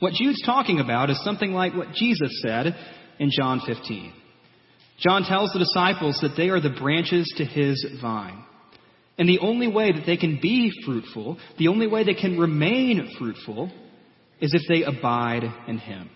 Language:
English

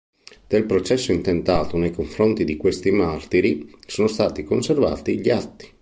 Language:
Italian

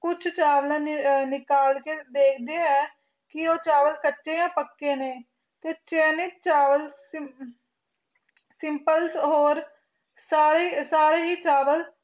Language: Punjabi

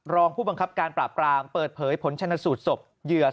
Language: Thai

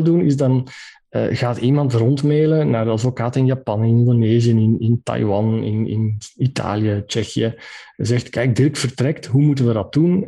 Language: Dutch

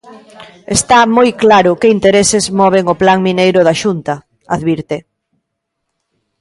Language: Galician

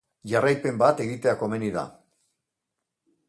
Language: Basque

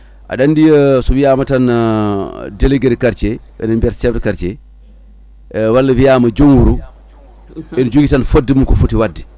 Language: Fula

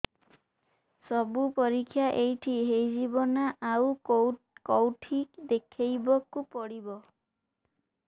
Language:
Odia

